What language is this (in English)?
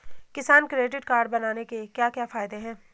Hindi